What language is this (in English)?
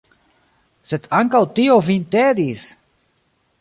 Esperanto